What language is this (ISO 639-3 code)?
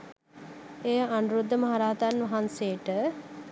sin